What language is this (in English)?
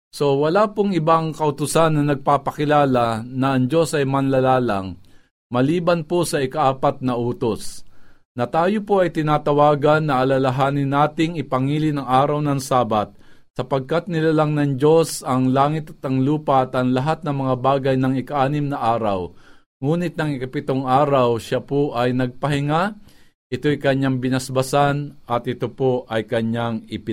Filipino